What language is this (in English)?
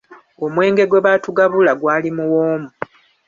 Ganda